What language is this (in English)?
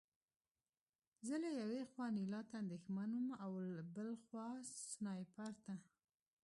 Pashto